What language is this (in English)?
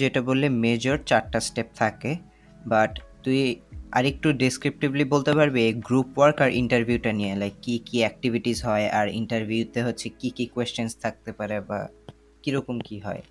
Bangla